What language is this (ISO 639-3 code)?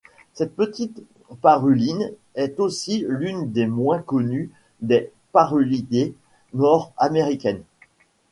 fra